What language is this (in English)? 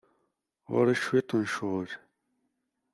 Kabyle